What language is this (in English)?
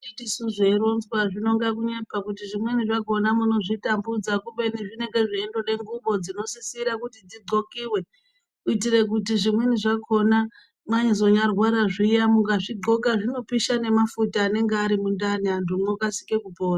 Ndau